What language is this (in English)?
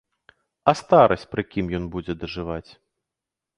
Belarusian